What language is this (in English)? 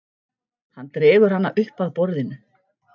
Icelandic